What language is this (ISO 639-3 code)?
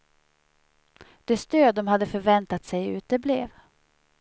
swe